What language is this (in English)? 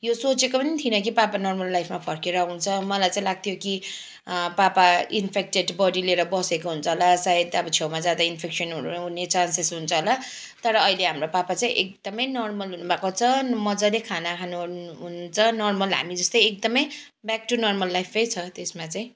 Nepali